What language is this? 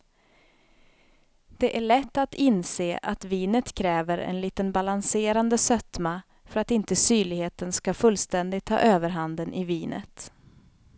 Swedish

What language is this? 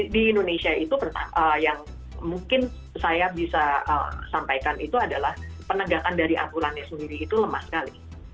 Indonesian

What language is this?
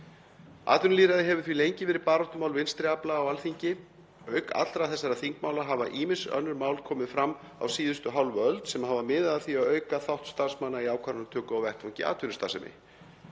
Icelandic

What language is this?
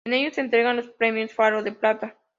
Spanish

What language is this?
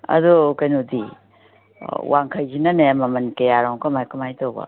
Manipuri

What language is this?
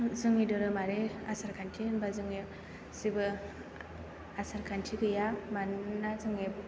Bodo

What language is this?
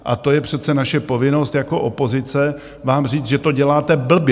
Czech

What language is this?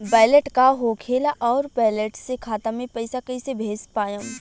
Bhojpuri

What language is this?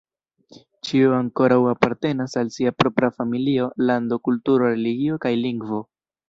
Esperanto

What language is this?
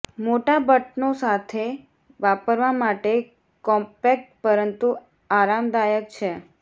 Gujarati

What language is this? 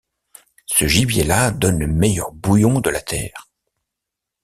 French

